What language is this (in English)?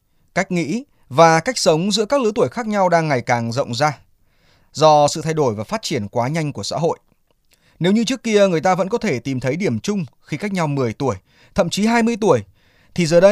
Vietnamese